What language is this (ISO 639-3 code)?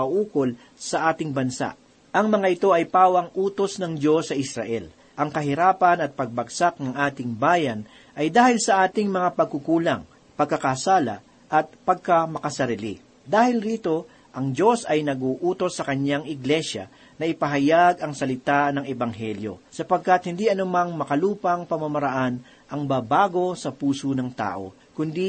fil